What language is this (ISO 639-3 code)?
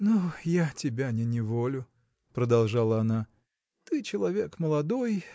rus